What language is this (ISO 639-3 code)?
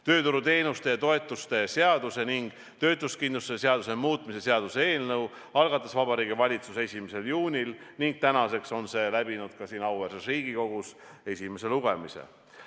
est